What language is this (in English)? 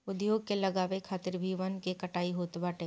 Bhojpuri